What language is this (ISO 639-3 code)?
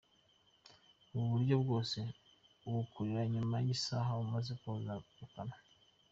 kin